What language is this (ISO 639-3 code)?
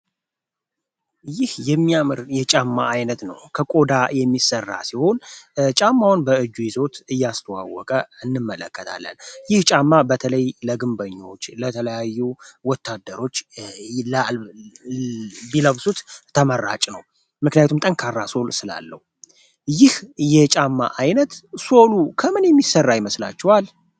amh